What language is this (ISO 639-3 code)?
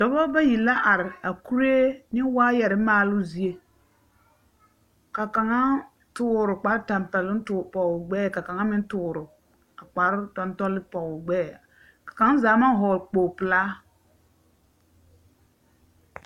dga